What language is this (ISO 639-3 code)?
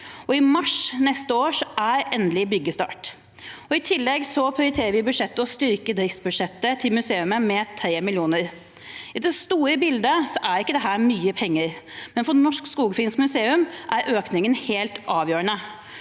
nor